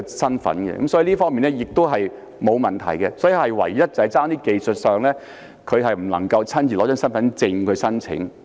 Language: Cantonese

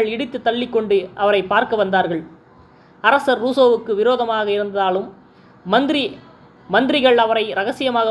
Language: Tamil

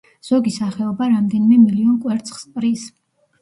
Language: Georgian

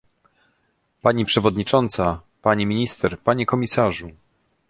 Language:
Polish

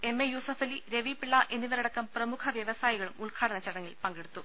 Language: Malayalam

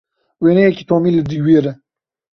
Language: Kurdish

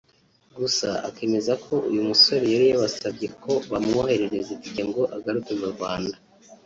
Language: Kinyarwanda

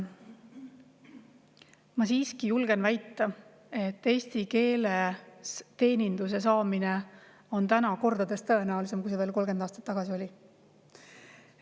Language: Estonian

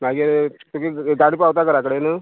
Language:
Konkani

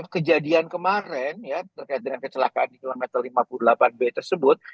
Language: Indonesian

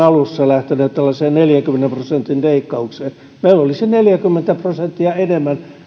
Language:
Finnish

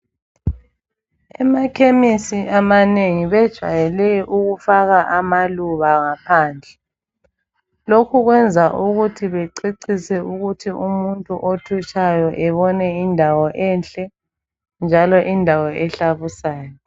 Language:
North Ndebele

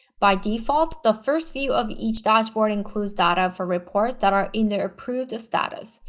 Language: English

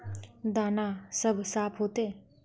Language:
Magahi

